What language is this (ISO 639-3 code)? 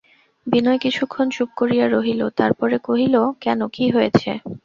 ben